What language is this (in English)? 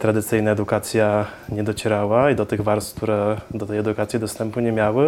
Polish